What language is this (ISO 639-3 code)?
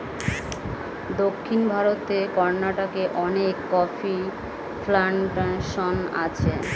ben